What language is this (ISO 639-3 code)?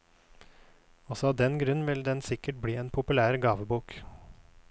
nor